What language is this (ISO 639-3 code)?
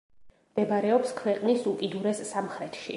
kat